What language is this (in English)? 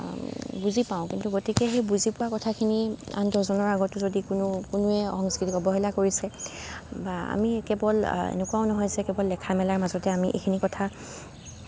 Assamese